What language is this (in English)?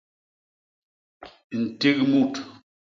Basaa